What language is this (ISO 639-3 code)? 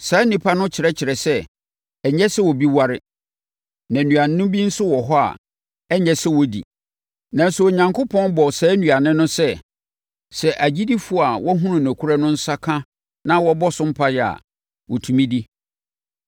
aka